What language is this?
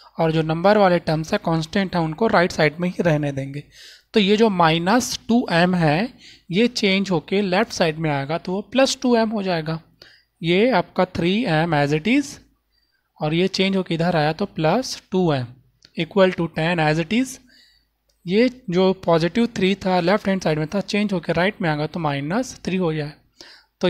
Hindi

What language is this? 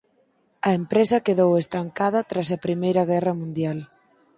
Galician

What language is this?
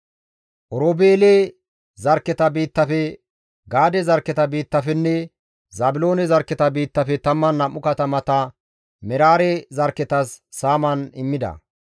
Gamo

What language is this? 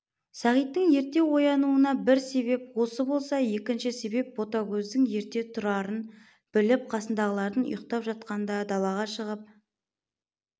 Kazakh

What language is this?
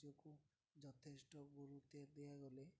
Odia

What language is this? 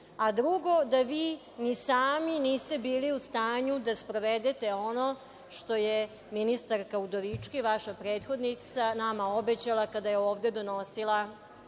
Serbian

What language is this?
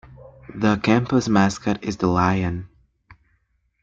English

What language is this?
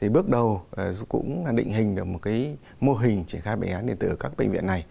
Vietnamese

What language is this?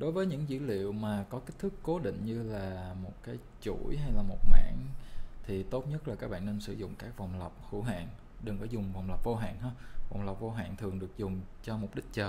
Vietnamese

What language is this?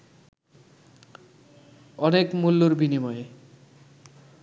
Bangla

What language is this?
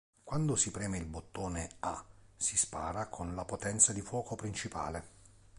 Italian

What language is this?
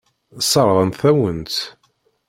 Kabyle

